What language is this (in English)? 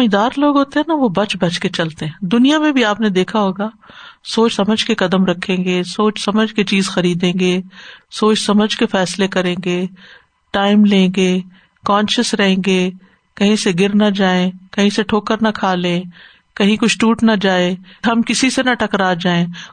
Urdu